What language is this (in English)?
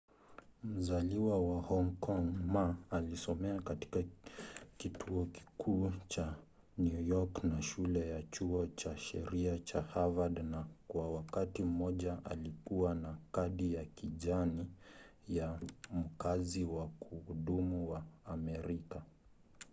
Swahili